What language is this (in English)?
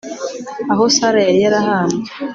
Kinyarwanda